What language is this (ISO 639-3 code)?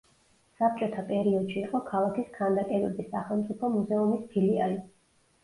kat